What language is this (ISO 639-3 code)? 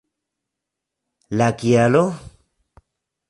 epo